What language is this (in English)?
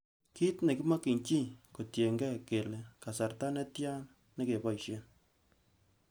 Kalenjin